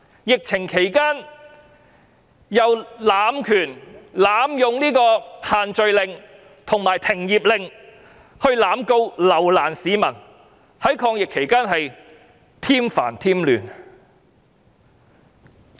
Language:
Cantonese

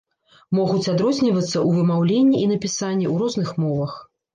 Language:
Belarusian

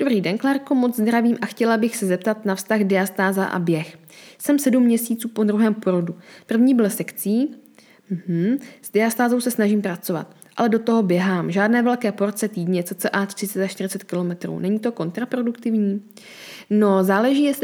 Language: Czech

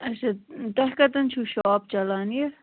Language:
Kashmiri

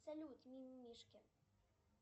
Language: Russian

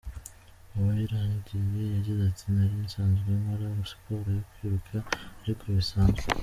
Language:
Kinyarwanda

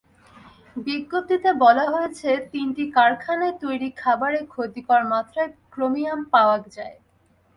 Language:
Bangla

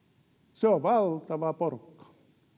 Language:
Finnish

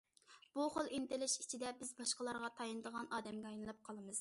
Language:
Uyghur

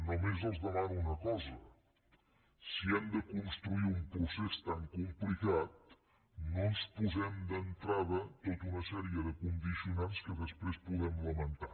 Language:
Catalan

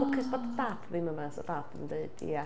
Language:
Welsh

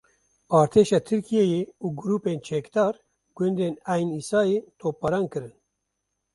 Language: Kurdish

